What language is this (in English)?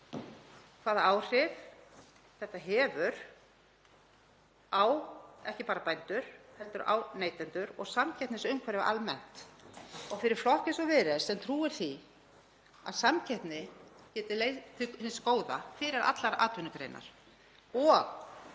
Icelandic